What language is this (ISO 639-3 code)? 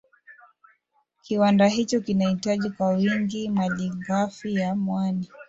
swa